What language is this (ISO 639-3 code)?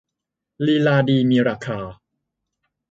tha